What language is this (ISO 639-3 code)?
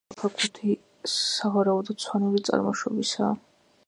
kat